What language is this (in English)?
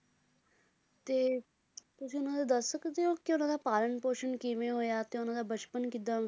Punjabi